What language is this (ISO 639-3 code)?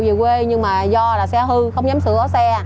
vie